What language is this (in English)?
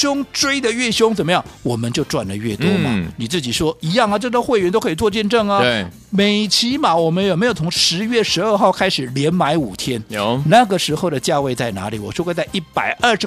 Chinese